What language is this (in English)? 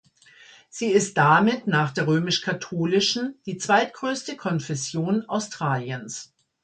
German